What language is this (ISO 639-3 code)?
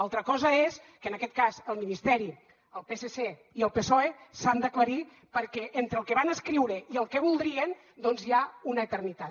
cat